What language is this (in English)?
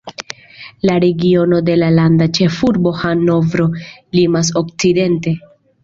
Esperanto